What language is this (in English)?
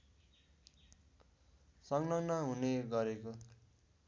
Nepali